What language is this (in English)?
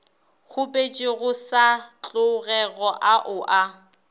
Northern Sotho